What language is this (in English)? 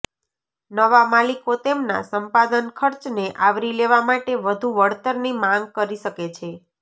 Gujarati